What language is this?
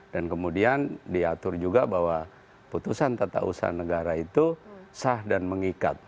Indonesian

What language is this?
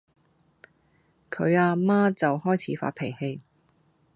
Cantonese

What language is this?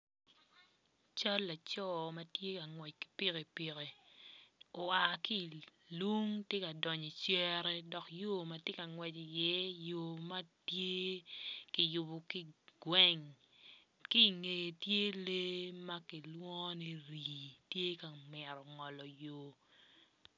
Acoli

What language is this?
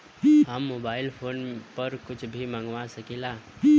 Bhojpuri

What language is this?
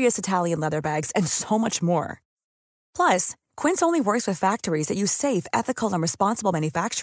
Filipino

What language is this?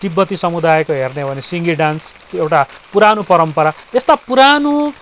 Nepali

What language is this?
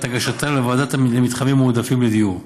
Hebrew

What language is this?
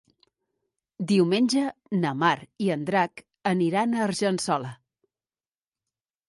Catalan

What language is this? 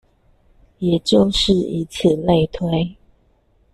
Chinese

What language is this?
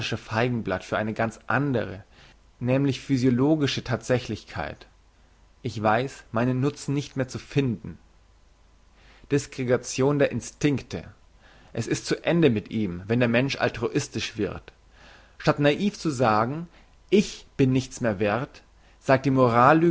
German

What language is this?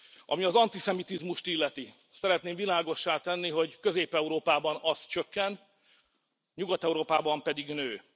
Hungarian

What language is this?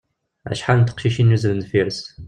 Kabyle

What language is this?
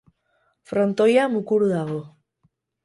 Basque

